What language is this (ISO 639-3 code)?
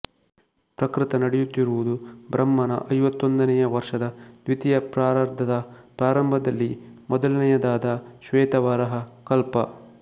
kan